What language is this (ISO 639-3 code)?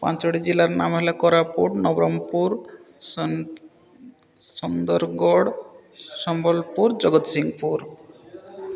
ori